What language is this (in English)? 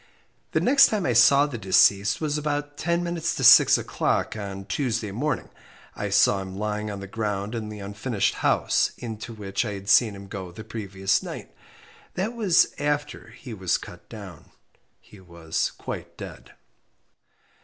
English